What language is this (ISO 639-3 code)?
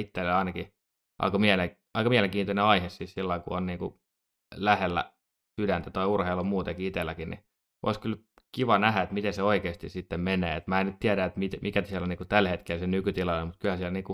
fin